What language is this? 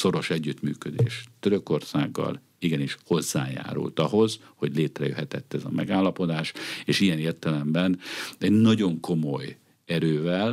Hungarian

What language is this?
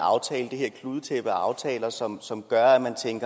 Danish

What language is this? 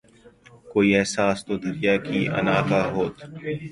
Urdu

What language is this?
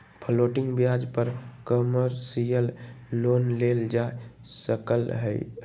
Magahi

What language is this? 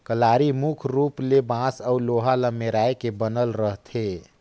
Chhattisgarhi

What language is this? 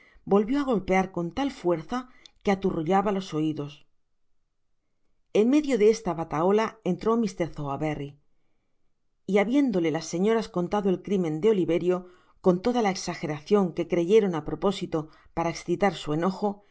Spanish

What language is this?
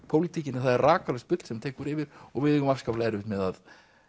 Icelandic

